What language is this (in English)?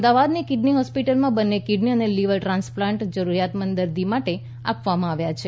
Gujarati